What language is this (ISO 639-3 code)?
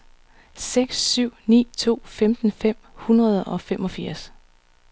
dan